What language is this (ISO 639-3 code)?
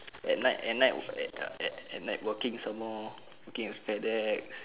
eng